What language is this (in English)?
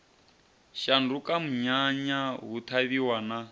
Venda